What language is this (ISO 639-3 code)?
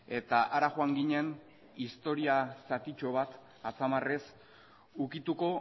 eus